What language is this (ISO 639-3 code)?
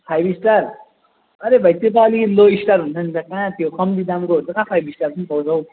nep